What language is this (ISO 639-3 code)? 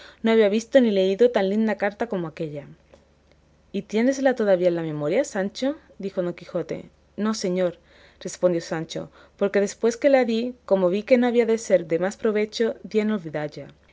spa